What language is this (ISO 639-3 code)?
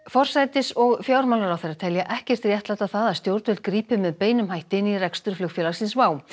isl